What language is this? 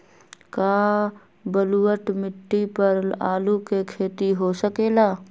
Magahi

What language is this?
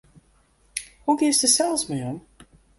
Western Frisian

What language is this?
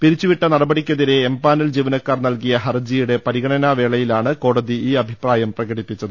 Malayalam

